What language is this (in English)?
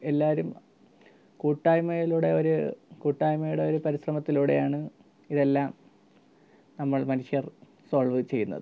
Malayalam